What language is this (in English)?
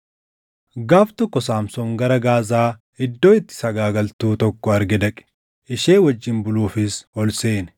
Oromo